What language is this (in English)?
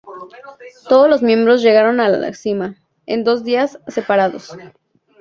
Spanish